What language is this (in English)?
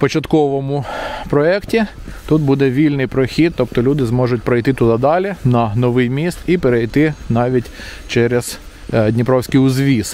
Ukrainian